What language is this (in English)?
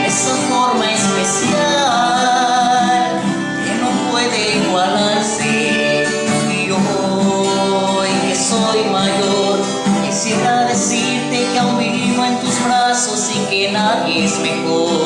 Vietnamese